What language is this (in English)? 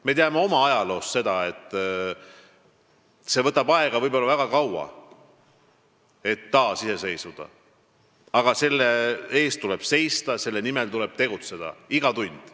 Estonian